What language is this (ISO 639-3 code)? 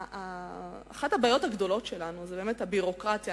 heb